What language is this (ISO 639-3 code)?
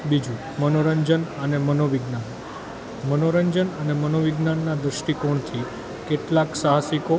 guj